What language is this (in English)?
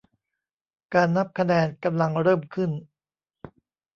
Thai